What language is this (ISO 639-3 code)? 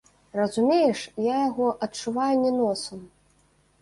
bel